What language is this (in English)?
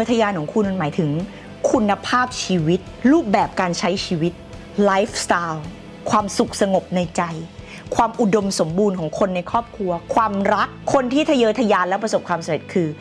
Thai